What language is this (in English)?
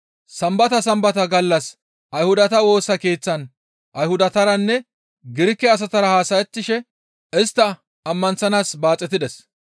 Gamo